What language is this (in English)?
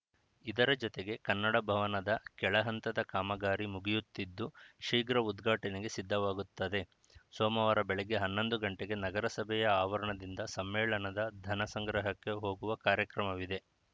Kannada